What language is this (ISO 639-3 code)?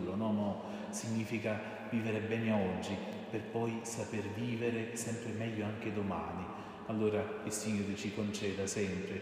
ita